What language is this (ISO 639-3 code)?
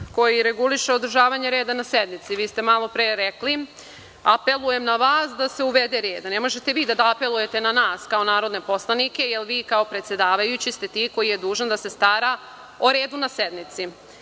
srp